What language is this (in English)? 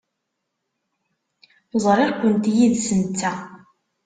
Kabyle